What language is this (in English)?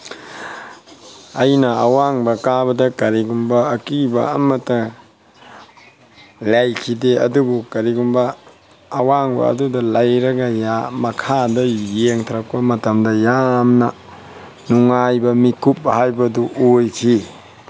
Manipuri